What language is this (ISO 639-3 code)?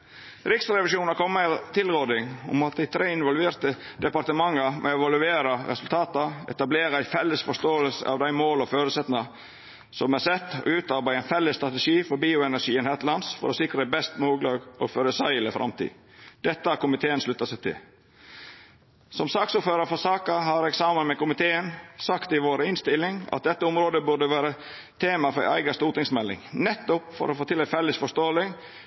nno